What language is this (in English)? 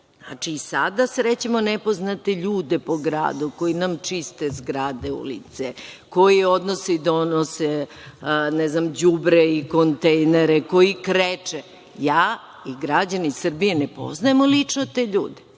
Serbian